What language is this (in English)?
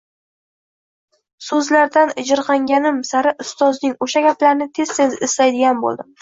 Uzbek